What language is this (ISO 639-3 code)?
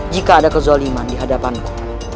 ind